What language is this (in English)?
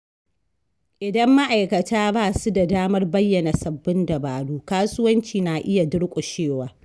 Hausa